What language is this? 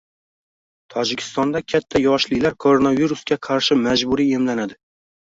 Uzbek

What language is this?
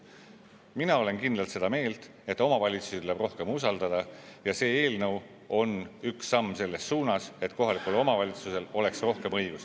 Estonian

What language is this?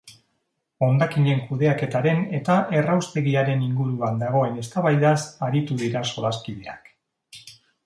Basque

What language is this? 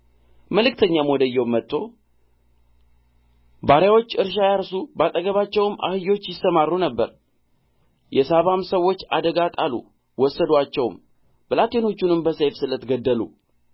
Amharic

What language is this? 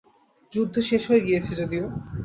Bangla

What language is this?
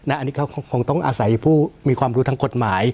Thai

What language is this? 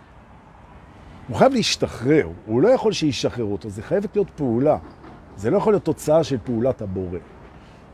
Hebrew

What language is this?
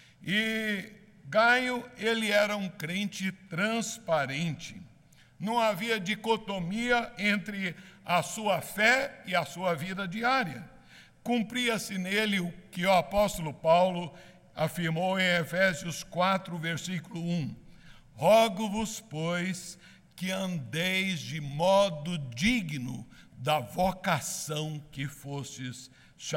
Portuguese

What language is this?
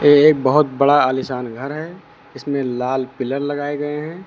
Hindi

